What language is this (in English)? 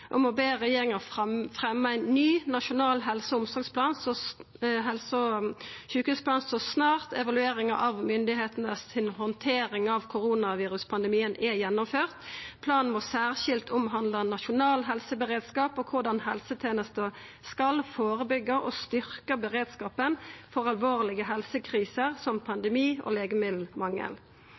Norwegian Nynorsk